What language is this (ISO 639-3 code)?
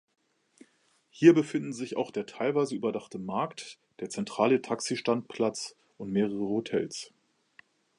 deu